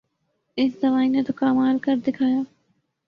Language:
Urdu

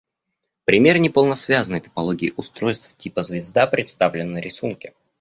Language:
Russian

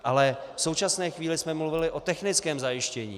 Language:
Czech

